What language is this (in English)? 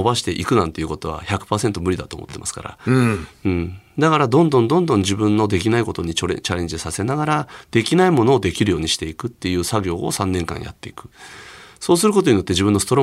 Japanese